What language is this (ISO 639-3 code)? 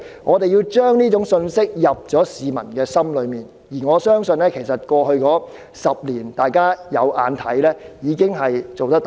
yue